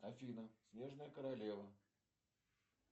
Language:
Russian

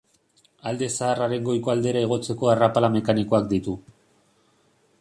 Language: Basque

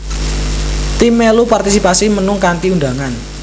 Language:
Javanese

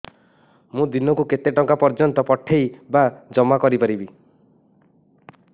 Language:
Odia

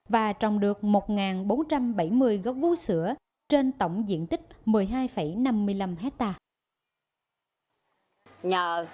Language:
Vietnamese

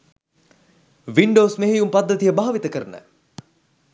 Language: Sinhala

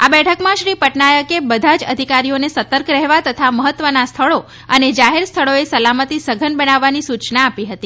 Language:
Gujarati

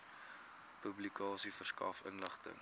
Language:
Afrikaans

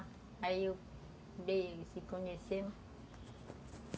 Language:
Portuguese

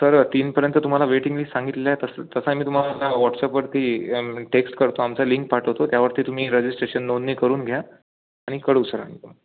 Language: Marathi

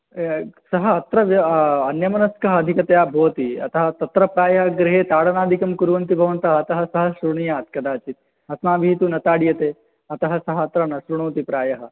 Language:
Sanskrit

